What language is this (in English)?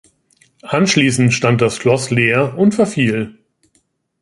German